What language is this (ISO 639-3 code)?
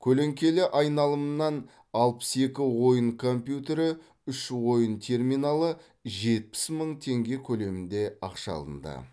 kaz